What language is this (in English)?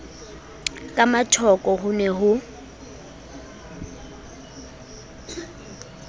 Southern Sotho